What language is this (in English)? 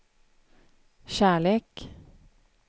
Swedish